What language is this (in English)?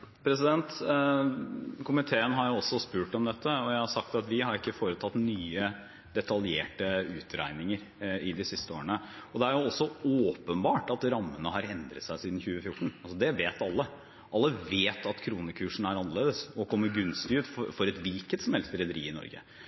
Norwegian